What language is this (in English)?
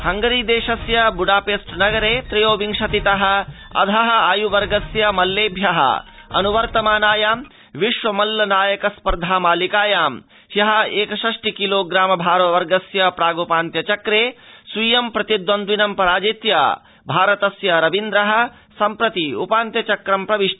Sanskrit